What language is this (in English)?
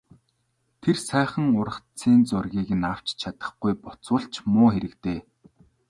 Mongolian